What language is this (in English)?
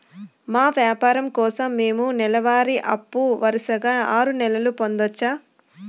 Telugu